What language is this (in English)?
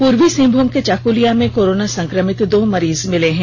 Hindi